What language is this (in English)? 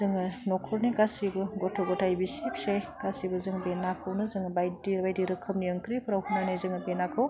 Bodo